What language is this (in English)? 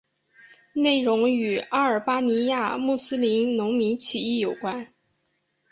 Chinese